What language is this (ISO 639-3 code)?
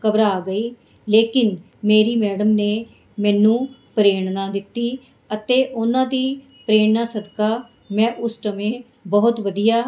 pan